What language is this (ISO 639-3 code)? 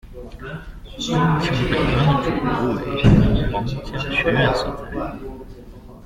zho